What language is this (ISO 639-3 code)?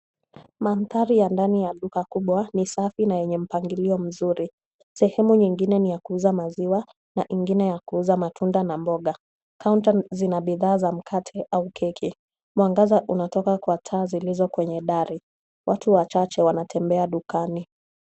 swa